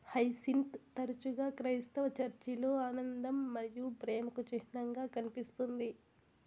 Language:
Telugu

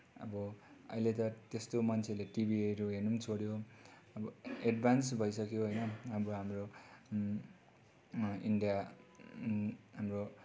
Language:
Nepali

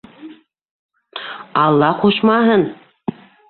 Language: Bashkir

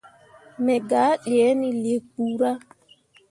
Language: Mundang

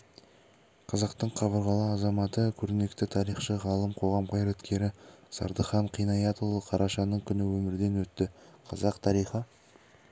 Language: Kazakh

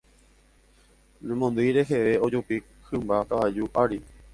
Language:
Guarani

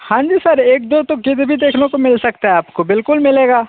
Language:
Hindi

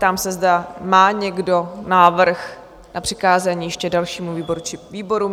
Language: Czech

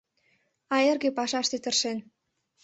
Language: Mari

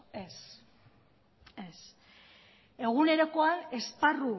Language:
Basque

